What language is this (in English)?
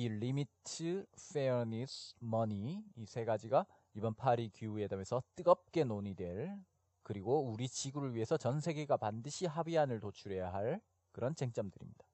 Korean